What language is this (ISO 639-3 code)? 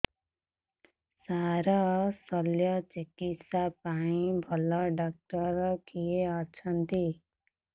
ori